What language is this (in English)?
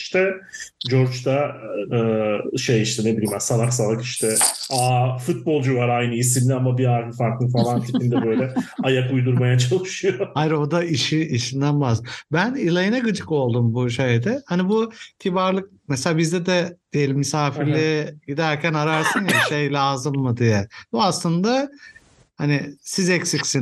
Turkish